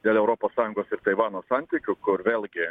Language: Lithuanian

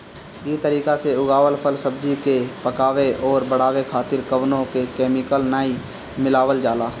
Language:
Bhojpuri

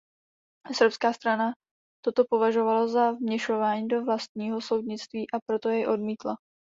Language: Czech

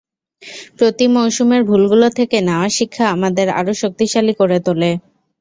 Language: Bangla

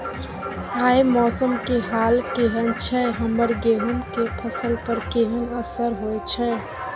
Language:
Maithili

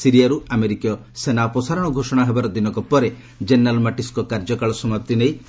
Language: Odia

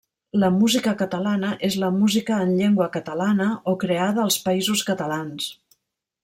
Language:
Catalan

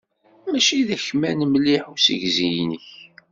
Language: Kabyle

